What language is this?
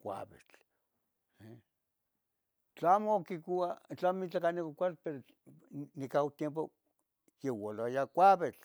Tetelcingo Nahuatl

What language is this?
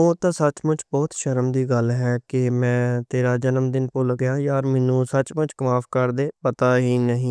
Western Panjabi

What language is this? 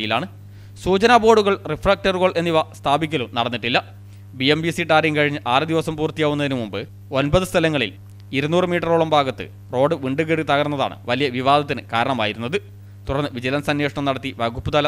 Malayalam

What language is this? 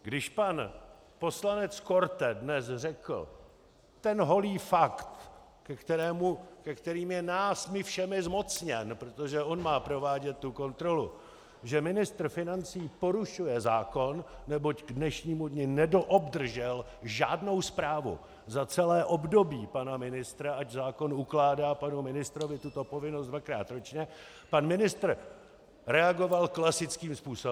Czech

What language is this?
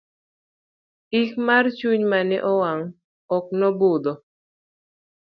Luo (Kenya and Tanzania)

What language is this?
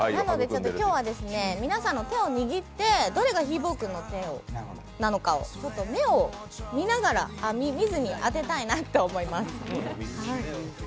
Japanese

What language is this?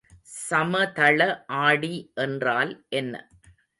Tamil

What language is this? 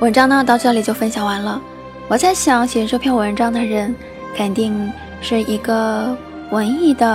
Chinese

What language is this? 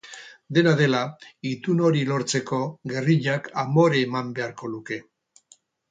Basque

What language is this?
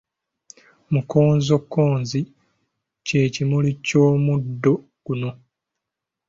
Ganda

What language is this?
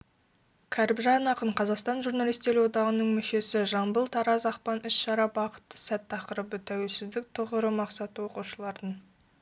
Kazakh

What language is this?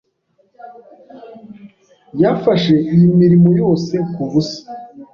Kinyarwanda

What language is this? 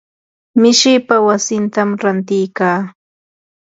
Yanahuanca Pasco Quechua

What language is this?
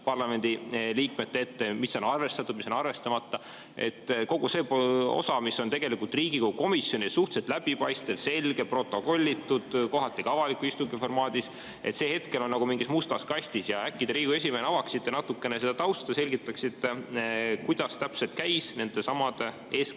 Estonian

